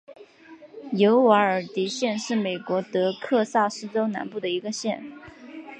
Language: Chinese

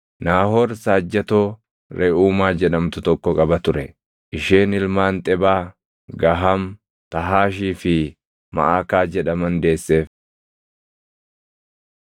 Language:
Oromo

